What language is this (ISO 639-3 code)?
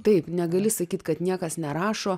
lit